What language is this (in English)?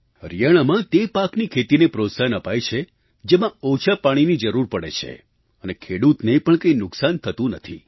Gujarati